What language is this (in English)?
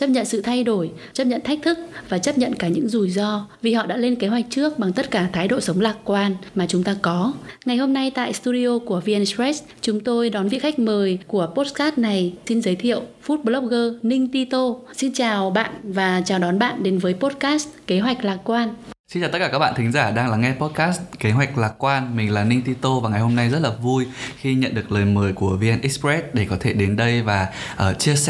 Vietnamese